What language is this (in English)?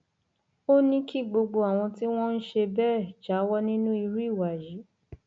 Yoruba